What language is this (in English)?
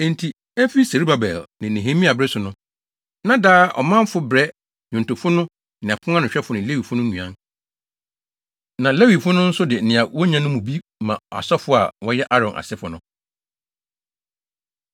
Akan